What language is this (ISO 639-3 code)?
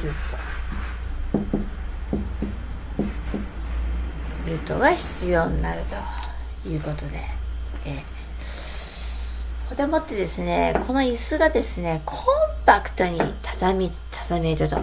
jpn